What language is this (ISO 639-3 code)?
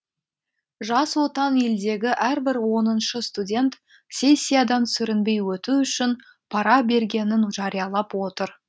kaz